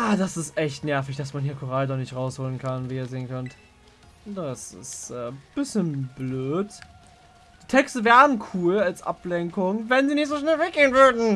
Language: German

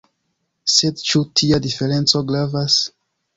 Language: Esperanto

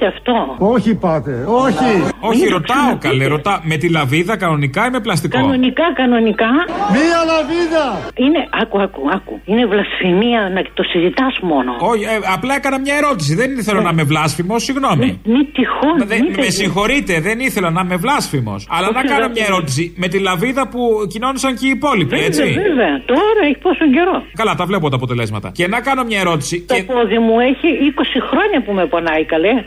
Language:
Greek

